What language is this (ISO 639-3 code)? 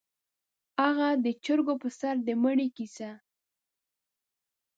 pus